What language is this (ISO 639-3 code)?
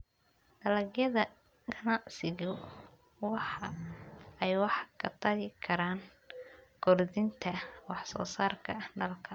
som